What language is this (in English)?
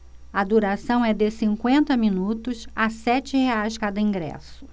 Portuguese